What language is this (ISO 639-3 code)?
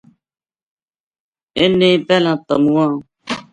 gju